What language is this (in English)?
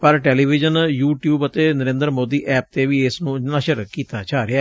Punjabi